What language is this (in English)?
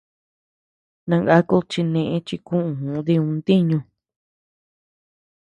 Tepeuxila Cuicatec